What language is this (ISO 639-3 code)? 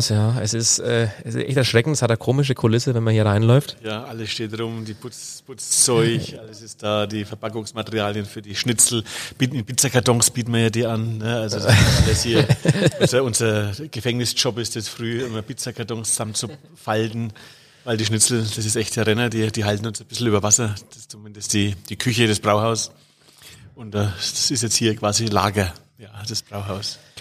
deu